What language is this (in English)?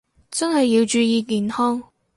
Cantonese